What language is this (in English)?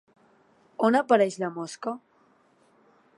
Catalan